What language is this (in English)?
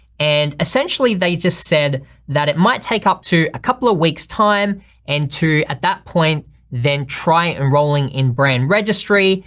English